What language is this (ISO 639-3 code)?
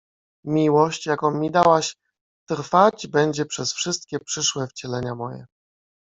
pol